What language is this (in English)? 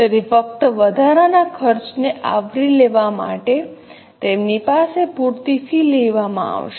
Gujarati